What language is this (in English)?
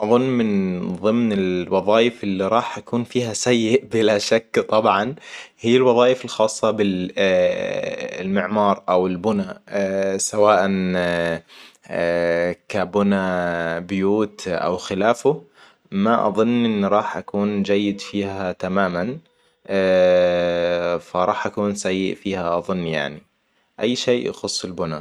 Hijazi Arabic